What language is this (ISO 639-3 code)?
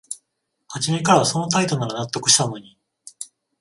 jpn